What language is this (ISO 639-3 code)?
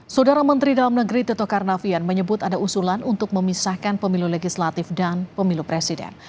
ind